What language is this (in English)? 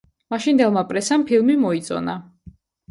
Georgian